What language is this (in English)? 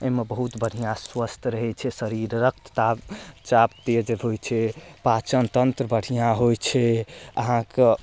Maithili